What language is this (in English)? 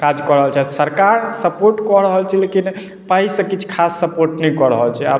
Maithili